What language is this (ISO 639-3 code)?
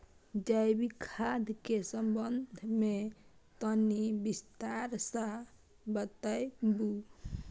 mai